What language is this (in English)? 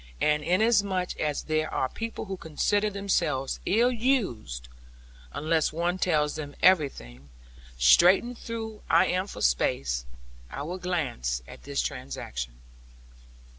English